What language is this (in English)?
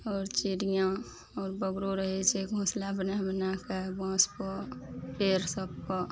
Maithili